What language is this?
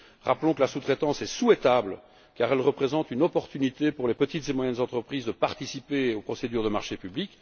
French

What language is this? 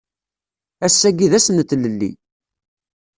Kabyle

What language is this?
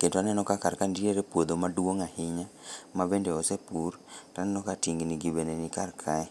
Luo (Kenya and Tanzania)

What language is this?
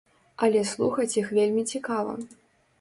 Belarusian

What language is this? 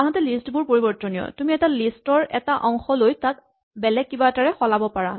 Assamese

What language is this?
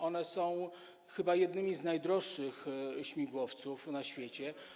Polish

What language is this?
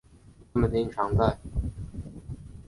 Chinese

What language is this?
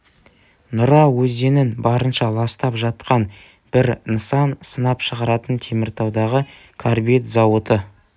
Kazakh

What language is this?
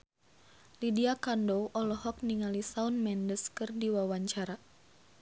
Sundanese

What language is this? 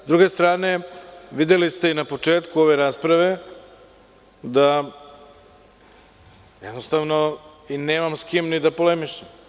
Serbian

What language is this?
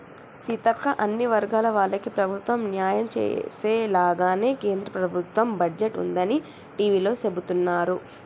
Telugu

